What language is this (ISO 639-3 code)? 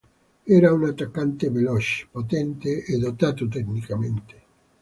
ita